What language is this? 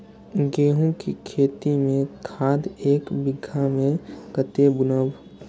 Maithili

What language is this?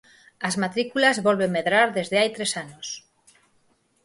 Galician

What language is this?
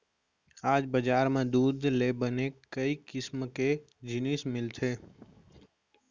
Chhattisgarhi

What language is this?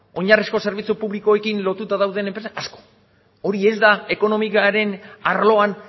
Basque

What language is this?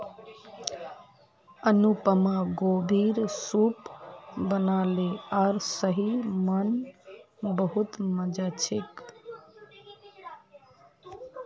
Magahi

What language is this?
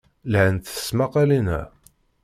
Kabyle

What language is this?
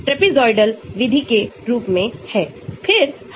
Hindi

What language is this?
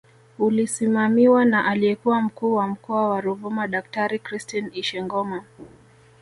Swahili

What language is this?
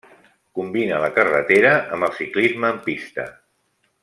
Catalan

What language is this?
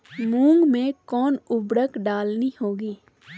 Magahi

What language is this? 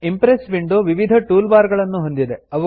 Kannada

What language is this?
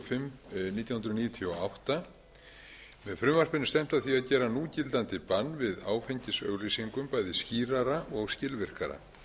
Icelandic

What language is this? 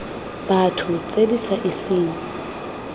Tswana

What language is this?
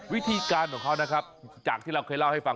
Thai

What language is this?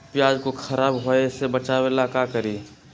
Magahi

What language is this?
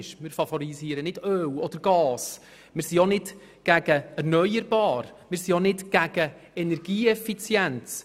Swiss German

